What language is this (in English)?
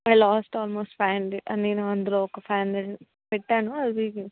Telugu